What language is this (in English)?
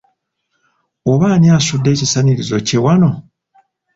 Ganda